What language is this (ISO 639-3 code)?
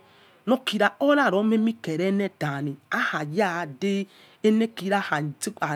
ets